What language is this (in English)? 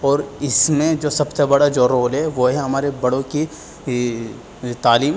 Urdu